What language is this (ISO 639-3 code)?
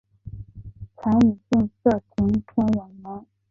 zho